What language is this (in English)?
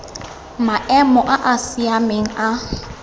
Tswana